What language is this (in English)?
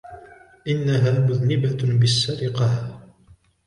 Arabic